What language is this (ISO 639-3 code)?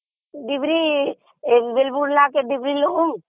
ori